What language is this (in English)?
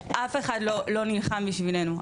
Hebrew